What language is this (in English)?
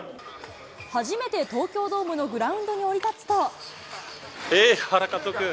Japanese